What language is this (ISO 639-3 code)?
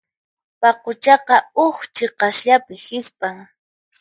qxp